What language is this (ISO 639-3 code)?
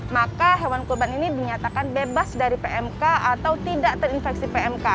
ind